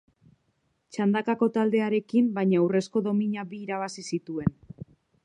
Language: Basque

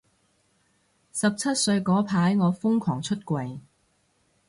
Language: Cantonese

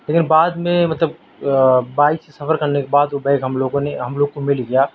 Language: Urdu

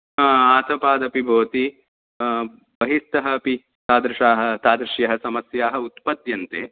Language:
Sanskrit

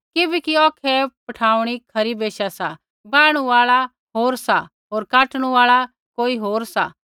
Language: Kullu Pahari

